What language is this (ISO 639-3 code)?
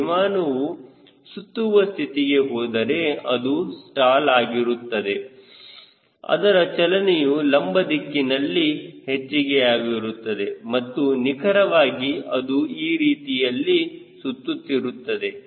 kan